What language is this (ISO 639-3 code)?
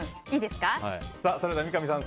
jpn